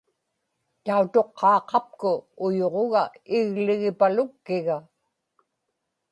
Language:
Inupiaq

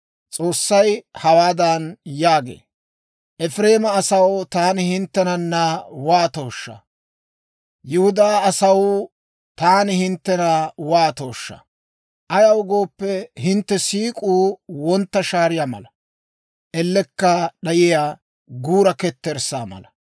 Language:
Dawro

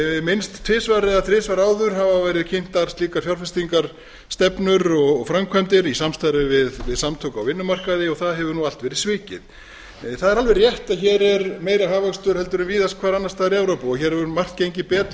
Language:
Icelandic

